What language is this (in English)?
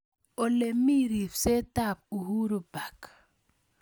Kalenjin